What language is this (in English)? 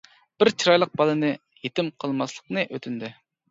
Uyghur